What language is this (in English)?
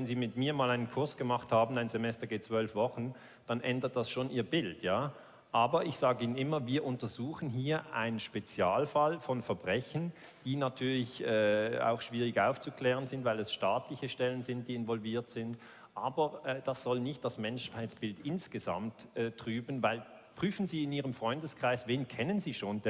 German